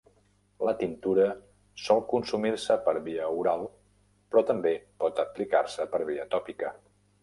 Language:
Catalan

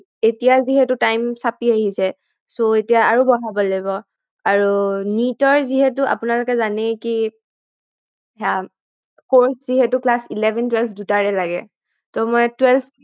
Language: Assamese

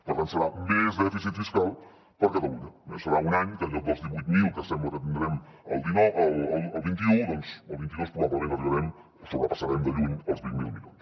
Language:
Catalan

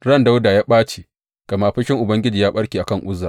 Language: Hausa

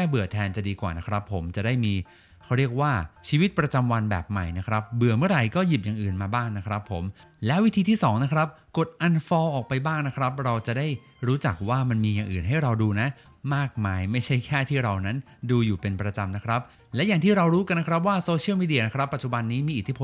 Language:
Thai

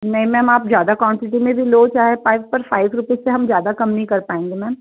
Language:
Hindi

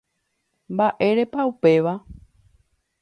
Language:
Guarani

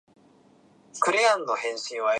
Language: Japanese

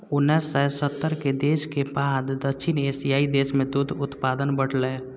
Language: Maithili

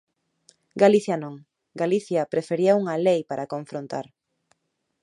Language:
Galician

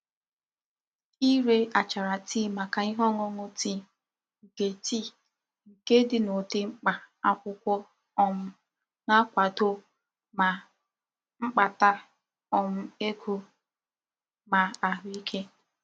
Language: Igbo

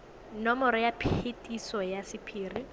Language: Tswana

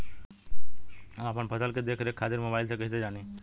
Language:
Bhojpuri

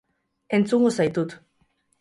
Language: Basque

